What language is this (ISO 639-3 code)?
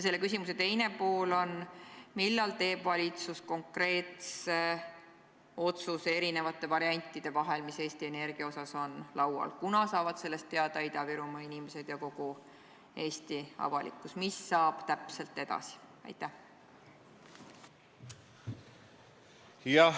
est